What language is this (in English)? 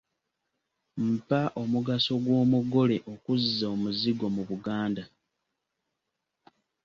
Ganda